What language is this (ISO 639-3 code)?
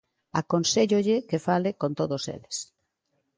glg